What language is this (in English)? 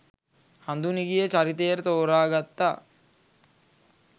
Sinhala